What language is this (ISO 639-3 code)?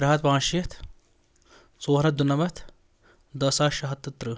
kas